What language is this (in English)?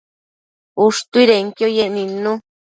Matsés